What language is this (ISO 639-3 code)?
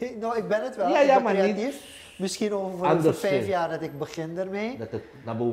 nld